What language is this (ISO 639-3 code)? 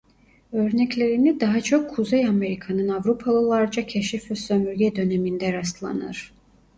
tur